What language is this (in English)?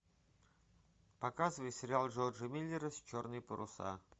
Russian